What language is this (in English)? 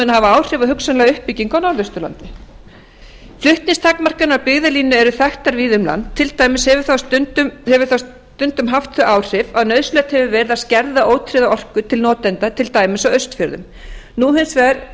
Icelandic